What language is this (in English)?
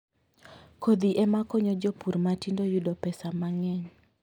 Luo (Kenya and Tanzania)